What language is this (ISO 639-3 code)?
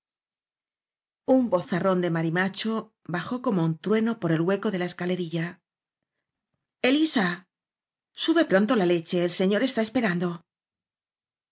spa